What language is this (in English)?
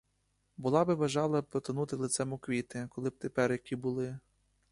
Ukrainian